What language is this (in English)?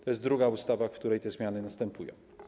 Polish